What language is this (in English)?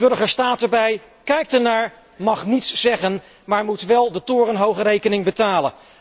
Dutch